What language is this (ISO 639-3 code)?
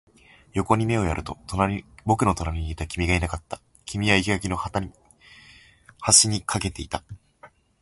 jpn